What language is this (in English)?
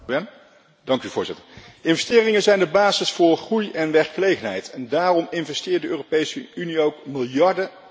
Dutch